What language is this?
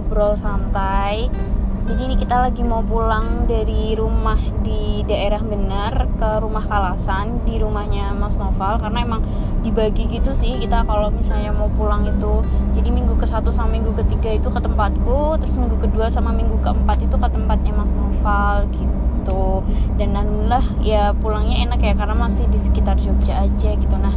Indonesian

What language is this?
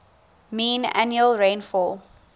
English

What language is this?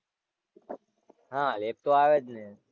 Gujarati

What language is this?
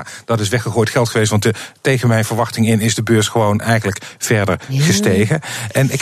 Dutch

